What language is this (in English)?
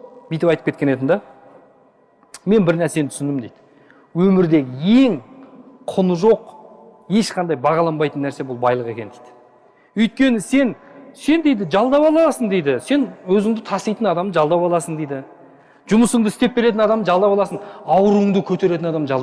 Turkish